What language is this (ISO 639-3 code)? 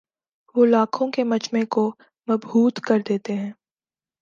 urd